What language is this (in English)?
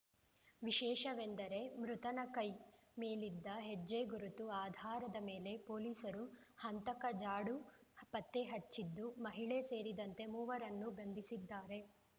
Kannada